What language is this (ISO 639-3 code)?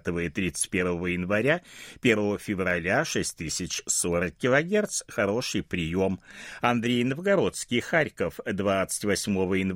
rus